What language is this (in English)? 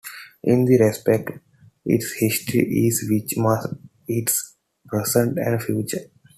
English